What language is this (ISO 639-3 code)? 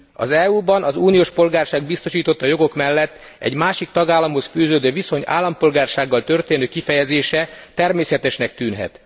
hun